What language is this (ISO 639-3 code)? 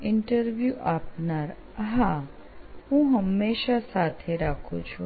guj